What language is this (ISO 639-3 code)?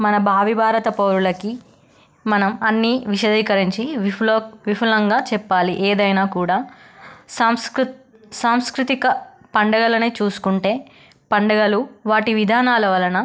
tel